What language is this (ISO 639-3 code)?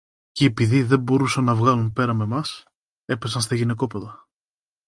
ell